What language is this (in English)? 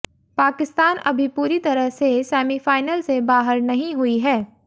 Hindi